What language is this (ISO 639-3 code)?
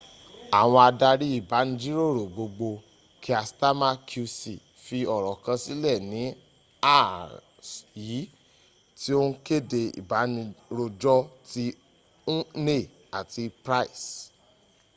yor